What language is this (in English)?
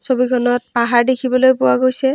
Assamese